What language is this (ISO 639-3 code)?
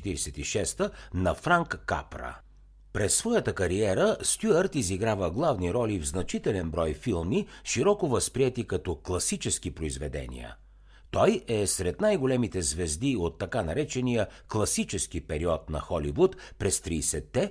bul